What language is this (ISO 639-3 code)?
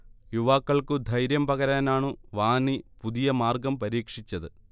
mal